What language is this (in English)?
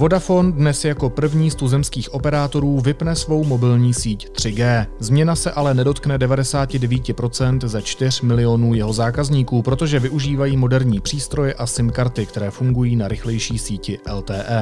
Czech